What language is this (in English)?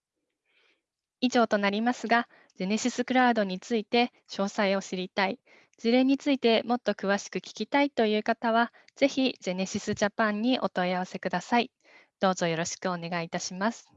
Japanese